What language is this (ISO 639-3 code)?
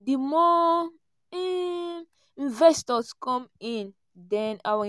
pcm